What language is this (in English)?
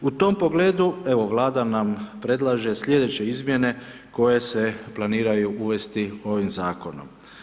Croatian